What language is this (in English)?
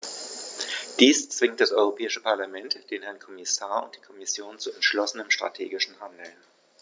German